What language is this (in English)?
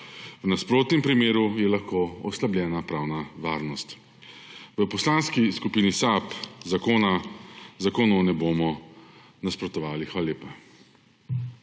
Slovenian